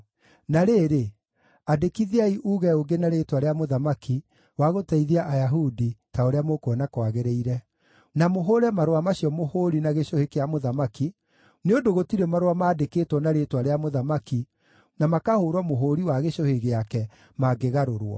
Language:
Kikuyu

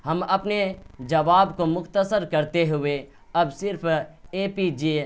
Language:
Urdu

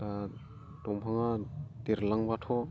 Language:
Bodo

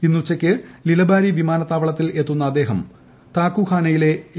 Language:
Malayalam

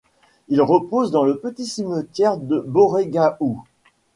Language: French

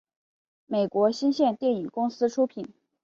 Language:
Chinese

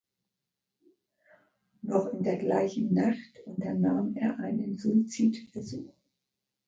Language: German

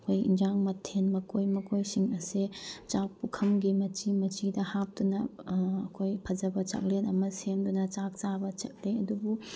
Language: Manipuri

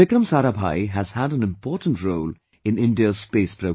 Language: English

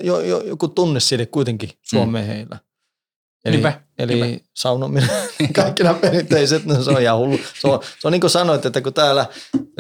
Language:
Finnish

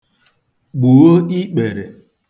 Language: Igbo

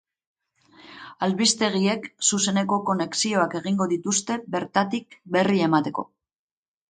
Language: Basque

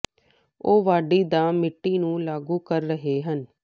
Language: Punjabi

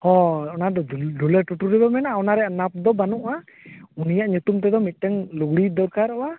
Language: Santali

